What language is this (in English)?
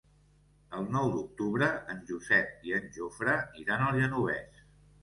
Catalan